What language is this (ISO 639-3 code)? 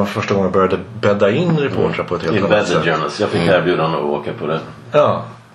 swe